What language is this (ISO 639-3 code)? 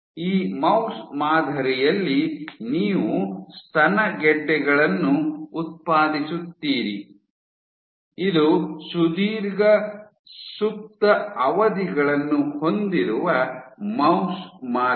kan